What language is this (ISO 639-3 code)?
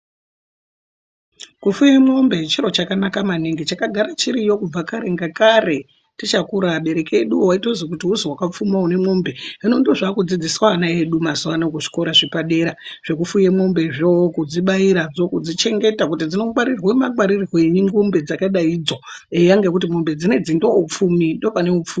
ndc